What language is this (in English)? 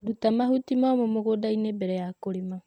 Kikuyu